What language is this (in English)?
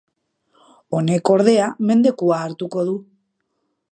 Basque